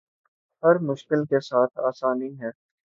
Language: Urdu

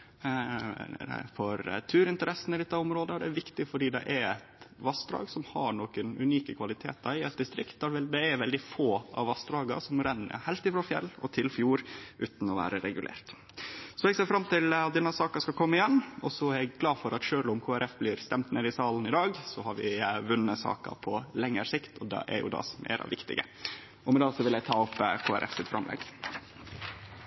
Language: Norwegian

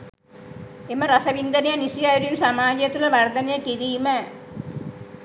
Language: Sinhala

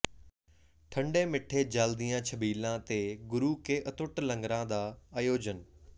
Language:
Punjabi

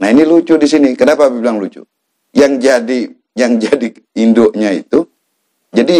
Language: Indonesian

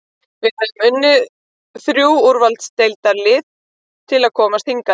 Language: Icelandic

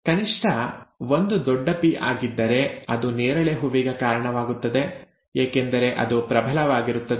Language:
Kannada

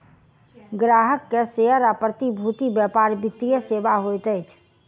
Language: Maithili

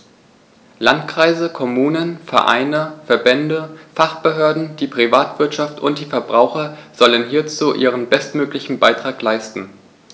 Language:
German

